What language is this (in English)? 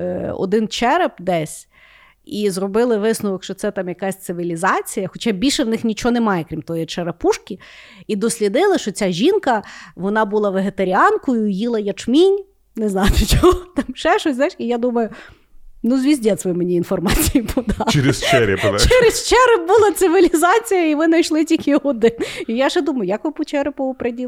Ukrainian